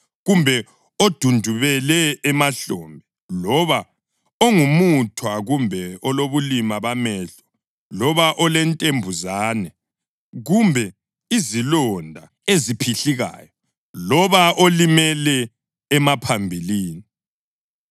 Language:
North Ndebele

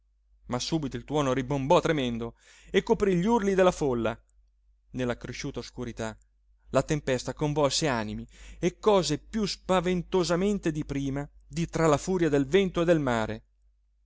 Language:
Italian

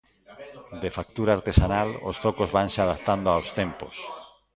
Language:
Galician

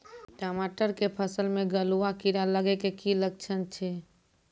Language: Maithili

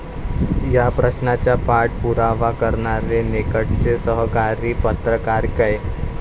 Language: Marathi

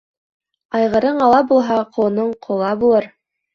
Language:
Bashkir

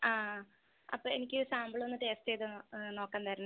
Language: Malayalam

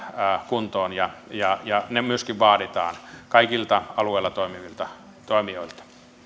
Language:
Finnish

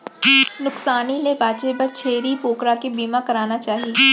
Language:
Chhattisgarhi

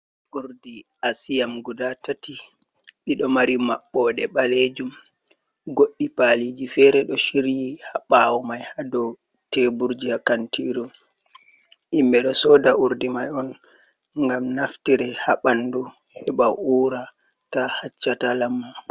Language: Fula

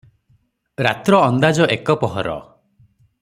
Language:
Odia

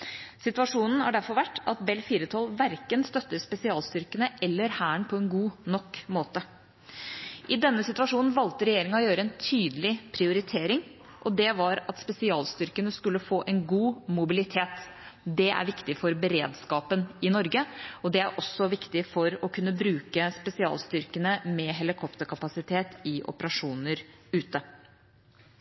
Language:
Norwegian Bokmål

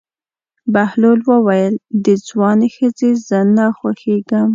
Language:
Pashto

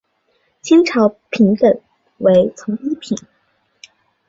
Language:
Chinese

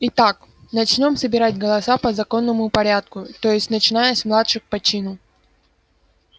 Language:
Russian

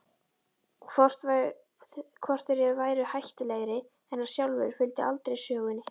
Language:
Icelandic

